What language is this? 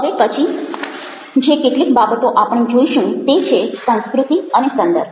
Gujarati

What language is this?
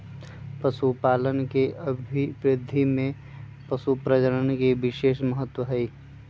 Magahi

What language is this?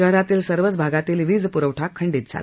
Marathi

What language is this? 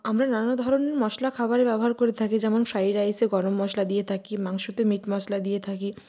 Bangla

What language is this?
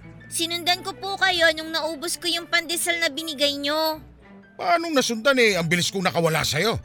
Filipino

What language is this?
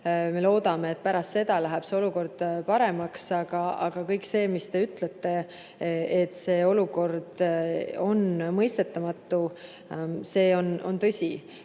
Estonian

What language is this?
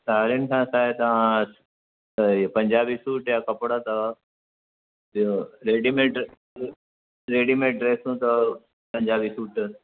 Sindhi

